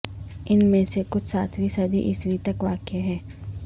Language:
Urdu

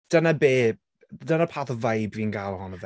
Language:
Welsh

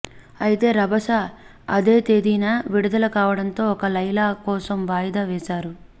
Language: Telugu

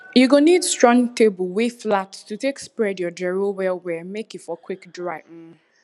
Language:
Nigerian Pidgin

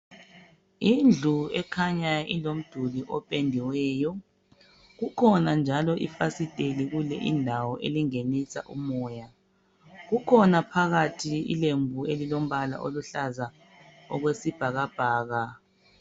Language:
North Ndebele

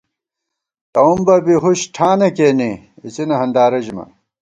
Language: Gawar-Bati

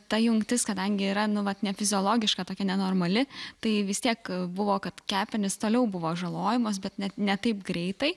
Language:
Lithuanian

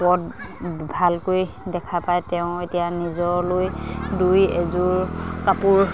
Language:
Assamese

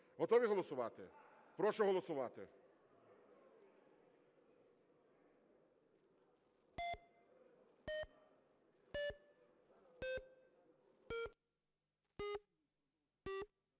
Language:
Ukrainian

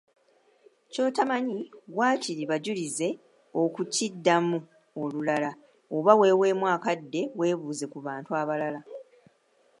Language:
Ganda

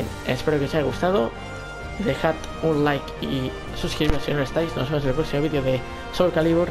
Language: Spanish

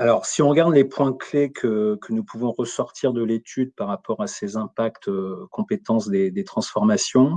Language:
French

